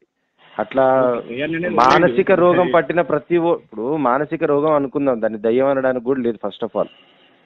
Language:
Telugu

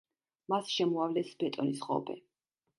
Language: Georgian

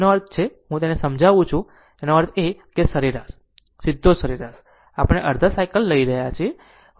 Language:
Gujarati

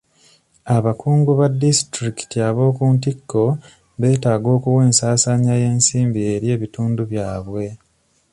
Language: Ganda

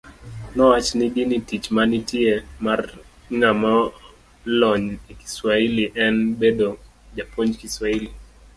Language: Luo (Kenya and Tanzania)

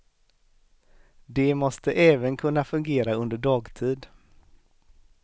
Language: Swedish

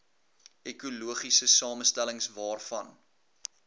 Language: Afrikaans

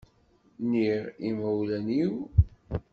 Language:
Kabyle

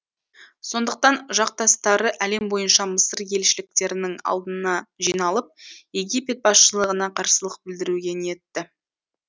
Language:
Kazakh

